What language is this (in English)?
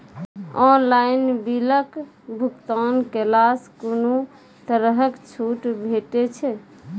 Maithili